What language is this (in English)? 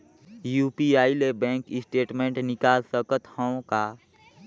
Chhattisgarhi